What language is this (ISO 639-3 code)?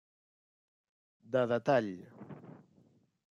cat